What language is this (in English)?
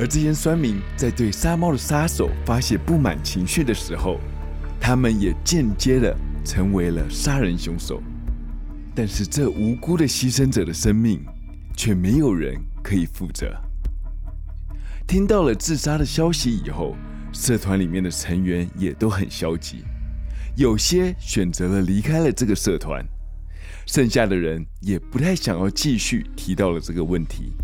Chinese